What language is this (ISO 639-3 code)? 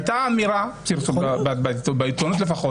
heb